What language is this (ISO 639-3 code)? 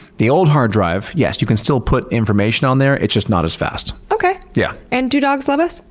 eng